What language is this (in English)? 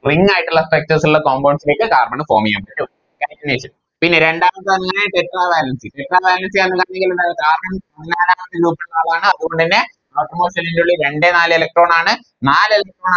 Malayalam